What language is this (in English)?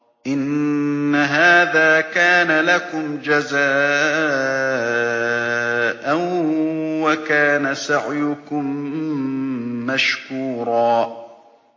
Arabic